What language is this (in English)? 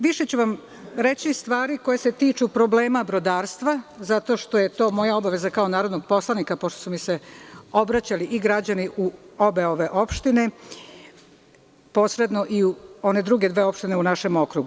Serbian